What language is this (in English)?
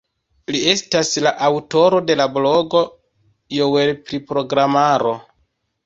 Esperanto